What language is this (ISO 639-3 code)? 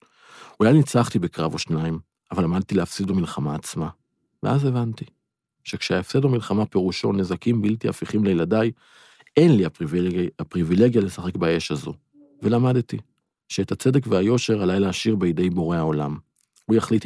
heb